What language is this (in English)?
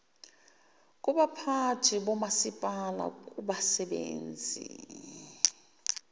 Zulu